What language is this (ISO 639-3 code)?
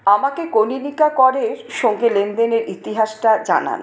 ben